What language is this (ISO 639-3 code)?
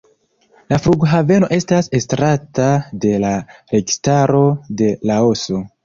epo